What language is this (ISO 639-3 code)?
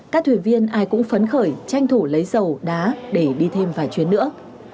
vie